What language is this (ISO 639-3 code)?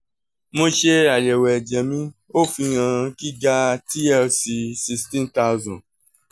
yor